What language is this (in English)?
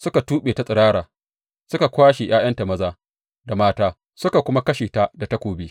Hausa